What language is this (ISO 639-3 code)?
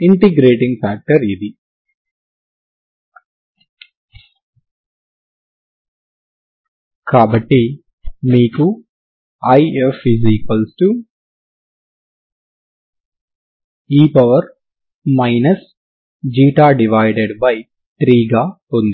tel